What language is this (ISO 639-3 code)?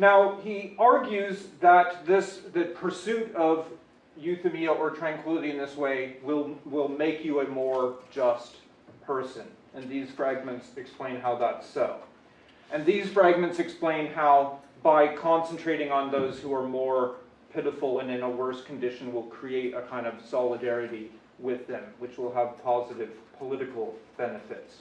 eng